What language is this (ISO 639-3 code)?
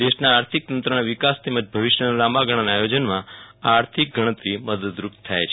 guj